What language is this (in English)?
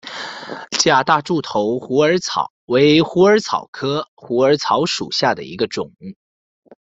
Chinese